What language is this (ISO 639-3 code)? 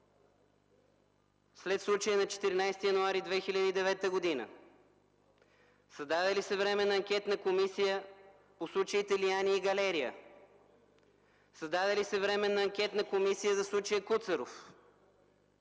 bul